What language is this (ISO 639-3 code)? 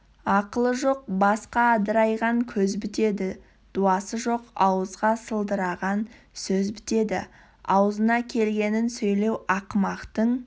kaz